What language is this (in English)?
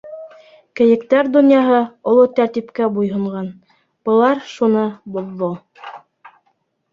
Bashkir